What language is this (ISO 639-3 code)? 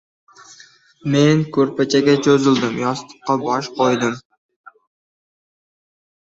uzb